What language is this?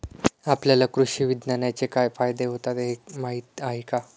Marathi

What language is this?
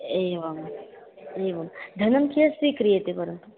Sanskrit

